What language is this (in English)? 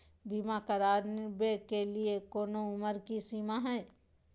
Magahi